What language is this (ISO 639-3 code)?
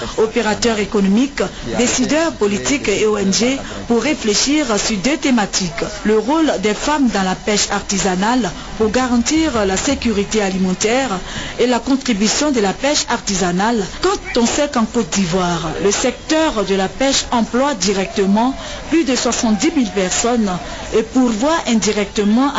fra